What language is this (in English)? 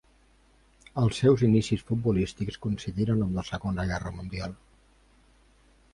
Catalan